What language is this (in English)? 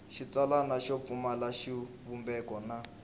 Tsonga